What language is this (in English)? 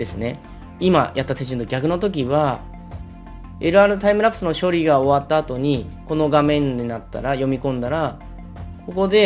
Japanese